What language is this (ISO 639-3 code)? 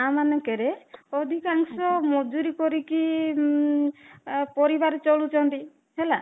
ori